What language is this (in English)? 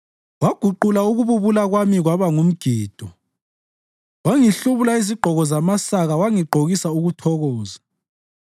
North Ndebele